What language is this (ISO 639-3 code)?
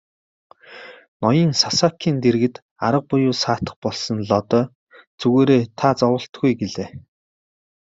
mon